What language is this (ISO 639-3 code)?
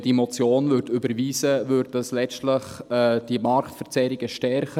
gsw